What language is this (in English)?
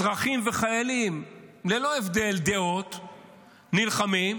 Hebrew